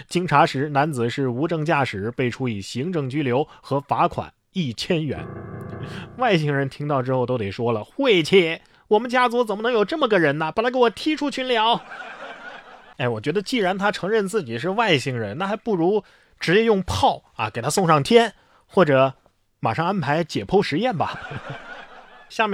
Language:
Chinese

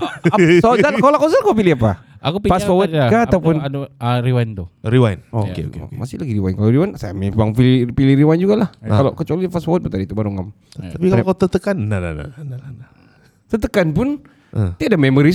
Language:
Malay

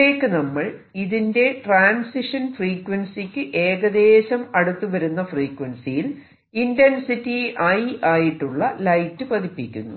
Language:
Malayalam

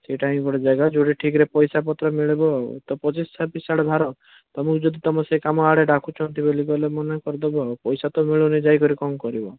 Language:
Odia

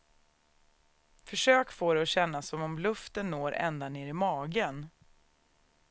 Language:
Swedish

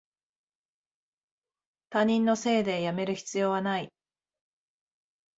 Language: Japanese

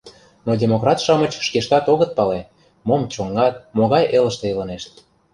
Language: Mari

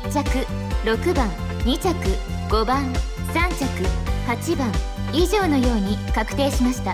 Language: Japanese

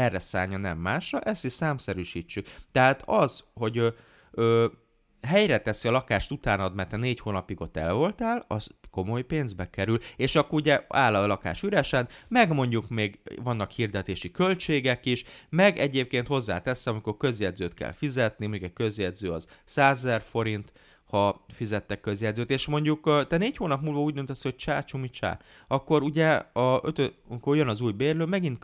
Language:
Hungarian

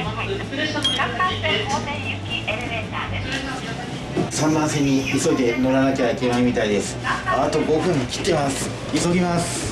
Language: Japanese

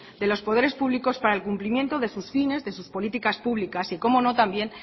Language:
Spanish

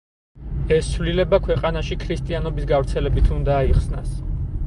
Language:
Georgian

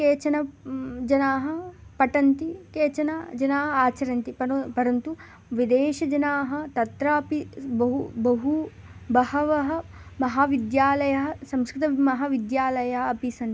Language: Sanskrit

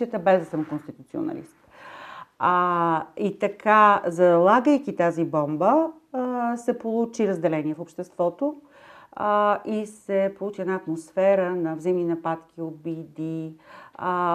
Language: Bulgarian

